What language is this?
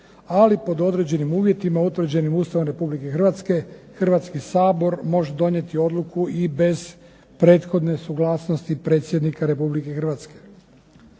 Croatian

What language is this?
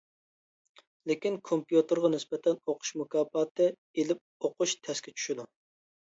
Uyghur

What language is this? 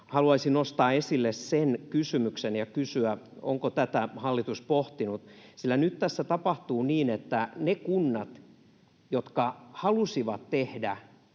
Finnish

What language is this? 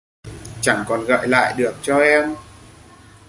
Vietnamese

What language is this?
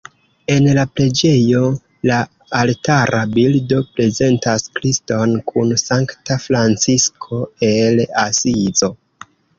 Esperanto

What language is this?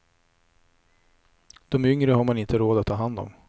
Swedish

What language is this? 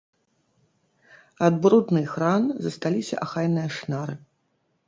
Belarusian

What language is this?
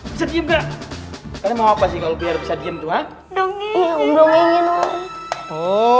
Indonesian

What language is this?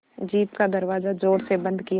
Hindi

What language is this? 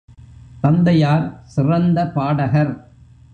Tamil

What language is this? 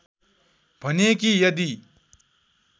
Nepali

